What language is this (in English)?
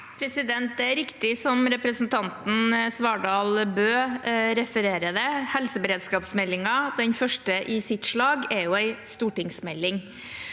Norwegian